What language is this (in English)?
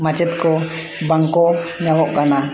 Santali